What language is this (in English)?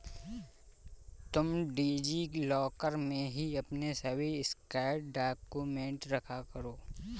Hindi